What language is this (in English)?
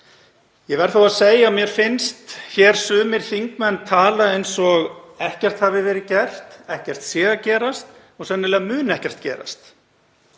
Icelandic